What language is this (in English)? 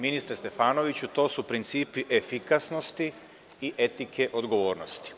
Serbian